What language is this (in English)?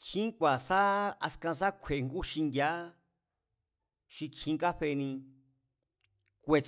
Mazatlán Mazatec